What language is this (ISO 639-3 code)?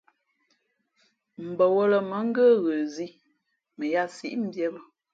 fmp